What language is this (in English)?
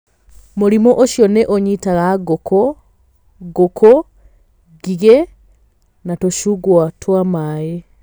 Kikuyu